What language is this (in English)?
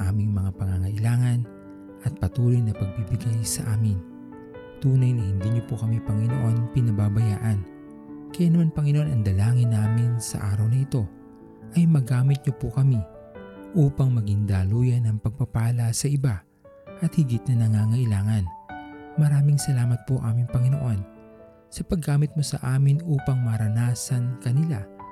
Filipino